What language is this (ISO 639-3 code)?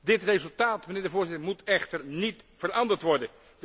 nld